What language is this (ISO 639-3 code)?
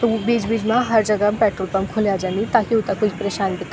gbm